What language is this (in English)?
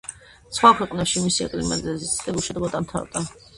Georgian